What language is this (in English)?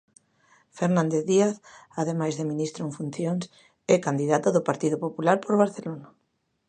Galician